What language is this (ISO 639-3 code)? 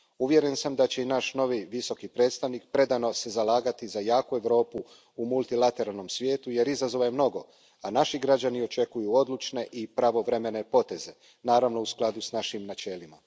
hrv